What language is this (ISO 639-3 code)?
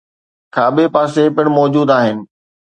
snd